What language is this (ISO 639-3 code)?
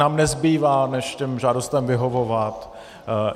ces